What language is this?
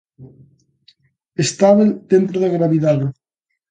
Galician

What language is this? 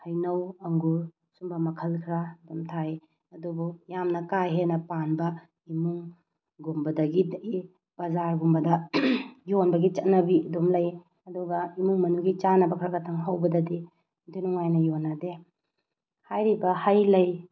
Manipuri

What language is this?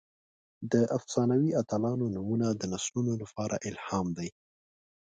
Pashto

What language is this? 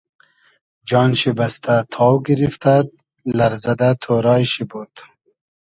Hazaragi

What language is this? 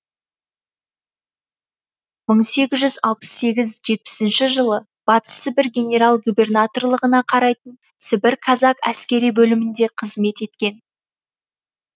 Kazakh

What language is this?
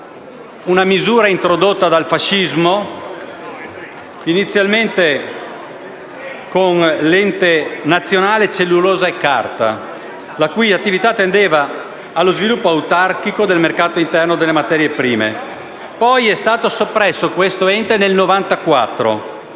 Italian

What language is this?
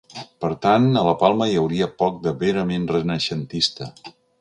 Catalan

